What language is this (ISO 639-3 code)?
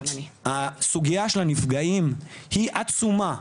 heb